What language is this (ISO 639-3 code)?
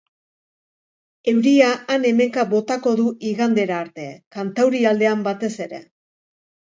eus